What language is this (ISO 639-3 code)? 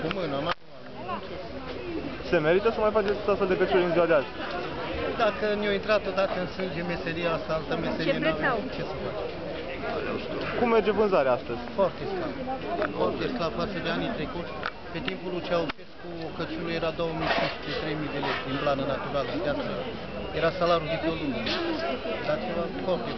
ron